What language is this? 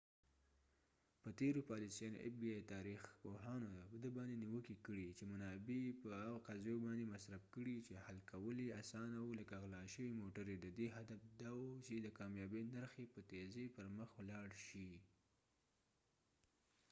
Pashto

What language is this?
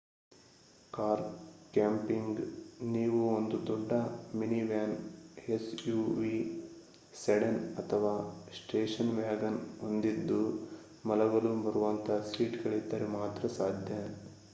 Kannada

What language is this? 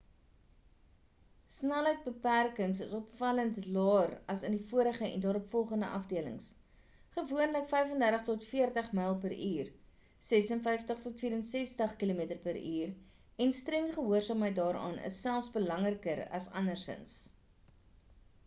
Afrikaans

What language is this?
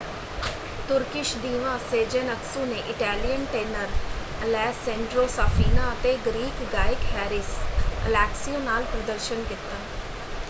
Punjabi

